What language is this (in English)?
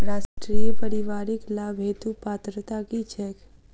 Maithili